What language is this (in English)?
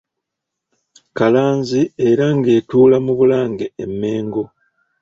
Ganda